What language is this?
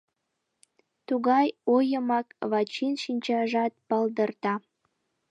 Mari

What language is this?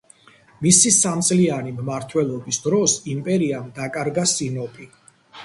Georgian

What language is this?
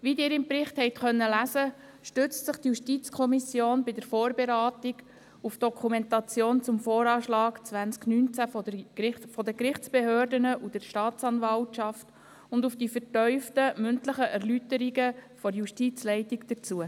Swiss German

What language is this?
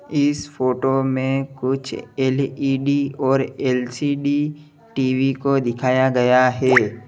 Hindi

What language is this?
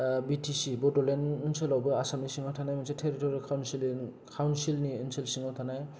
Bodo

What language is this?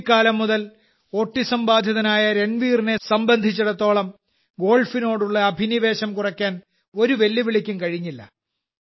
Malayalam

